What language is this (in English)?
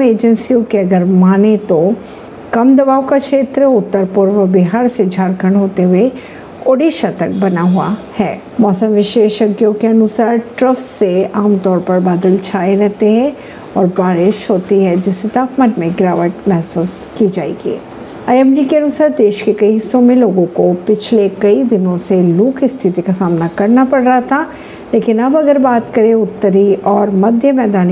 Hindi